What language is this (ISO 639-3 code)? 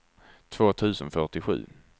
swe